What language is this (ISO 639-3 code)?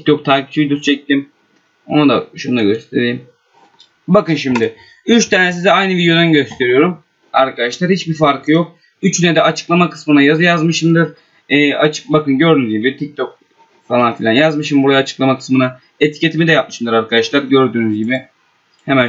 tur